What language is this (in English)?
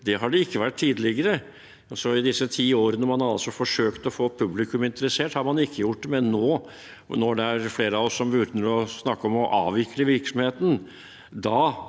Norwegian